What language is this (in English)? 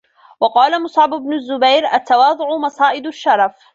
Arabic